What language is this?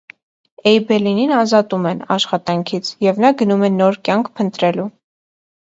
Armenian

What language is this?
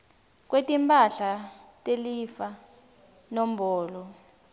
Swati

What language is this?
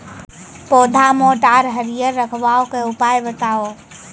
Maithili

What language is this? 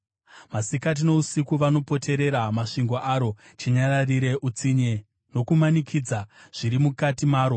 Shona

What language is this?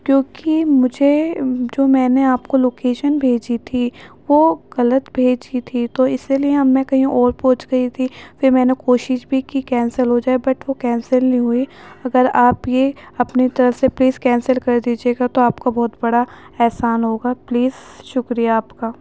Urdu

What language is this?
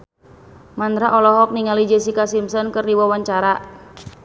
Sundanese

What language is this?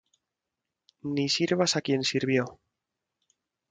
Spanish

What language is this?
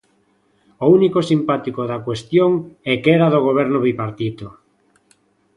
Galician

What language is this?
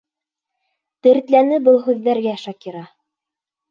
Bashkir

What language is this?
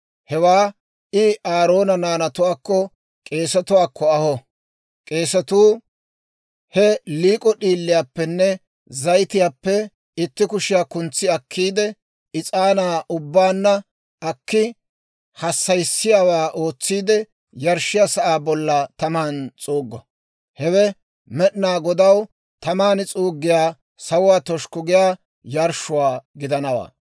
Dawro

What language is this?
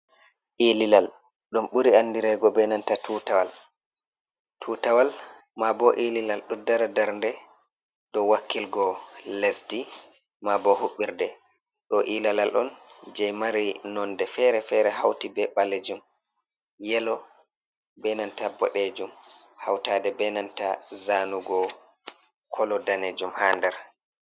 Fula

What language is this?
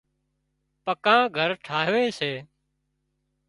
Wadiyara Koli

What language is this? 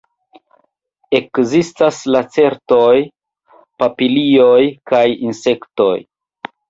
Esperanto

